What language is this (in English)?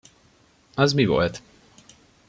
Hungarian